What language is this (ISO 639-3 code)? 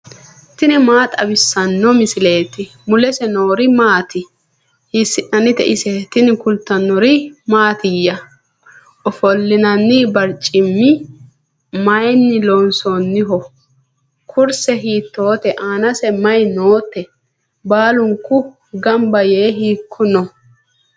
sid